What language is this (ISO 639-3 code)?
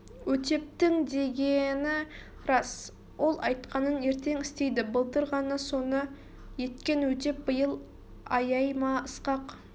kaz